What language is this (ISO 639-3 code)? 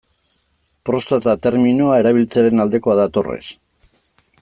eus